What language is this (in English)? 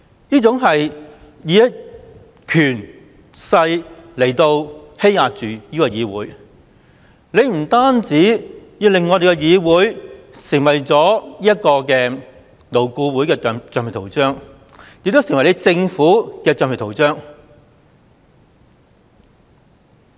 Cantonese